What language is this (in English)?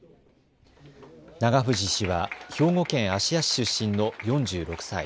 Japanese